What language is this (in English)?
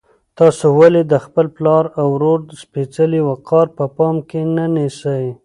Pashto